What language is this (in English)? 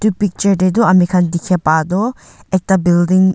Naga Pidgin